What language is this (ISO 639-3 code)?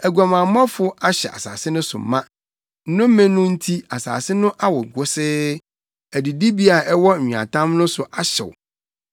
aka